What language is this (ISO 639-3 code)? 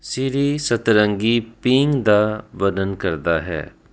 pan